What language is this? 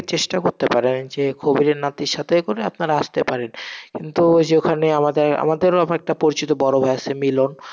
Bangla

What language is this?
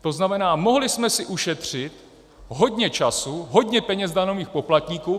Czech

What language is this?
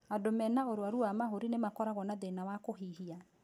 Kikuyu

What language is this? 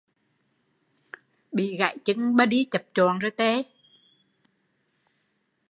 Vietnamese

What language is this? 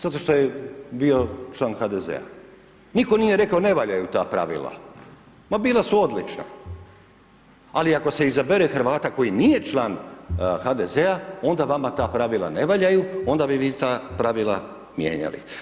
Croatian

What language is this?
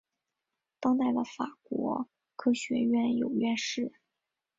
Chinese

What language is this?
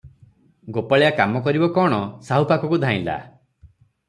Odia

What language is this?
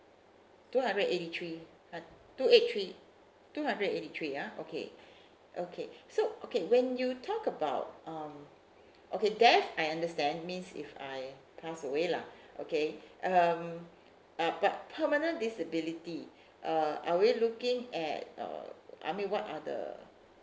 English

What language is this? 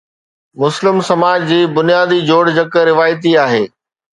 Sindhi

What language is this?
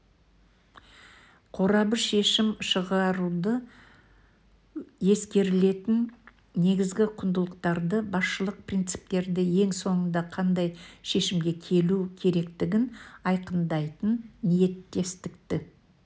Kazakh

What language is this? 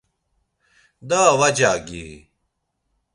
Laz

